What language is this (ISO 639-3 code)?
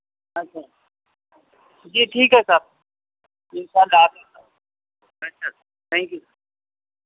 urd